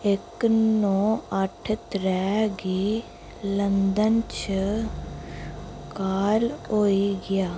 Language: Dogri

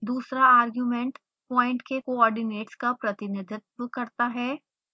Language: Hindi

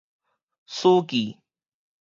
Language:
Min Nan Chinese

